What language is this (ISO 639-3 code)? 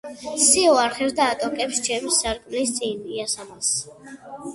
kat